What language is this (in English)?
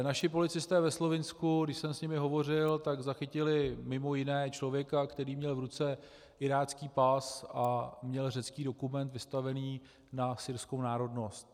Czech